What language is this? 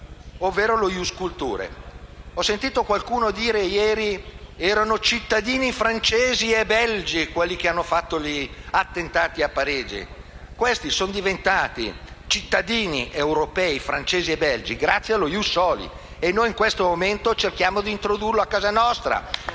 Italian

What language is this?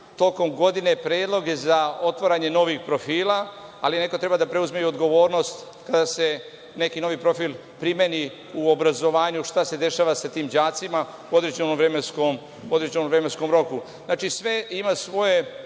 Serbian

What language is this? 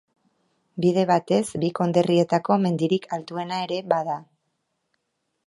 Basque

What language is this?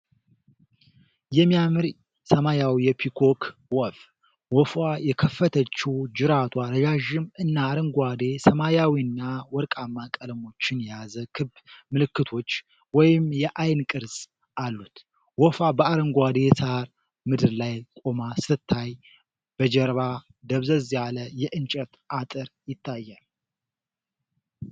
Amharic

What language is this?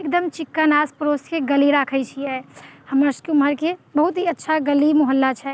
Maithili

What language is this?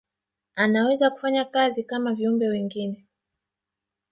Swahili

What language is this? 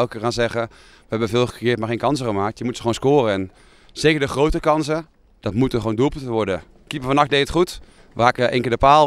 Dutch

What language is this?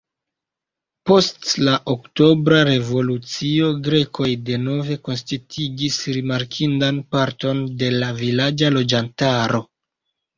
Esperanto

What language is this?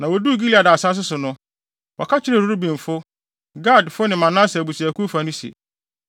Akan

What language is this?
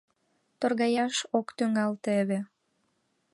Mari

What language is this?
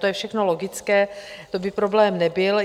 Czech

